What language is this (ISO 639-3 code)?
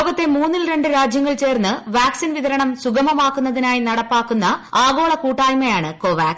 mal